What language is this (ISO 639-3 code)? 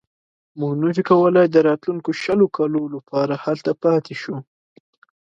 pus